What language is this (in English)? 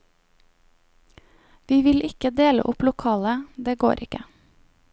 Norwegian